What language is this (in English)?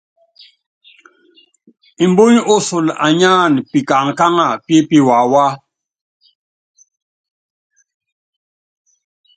Yangben